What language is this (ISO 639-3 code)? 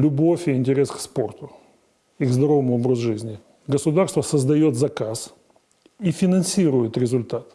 rus